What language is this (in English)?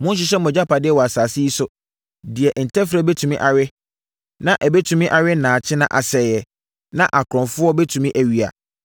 Akan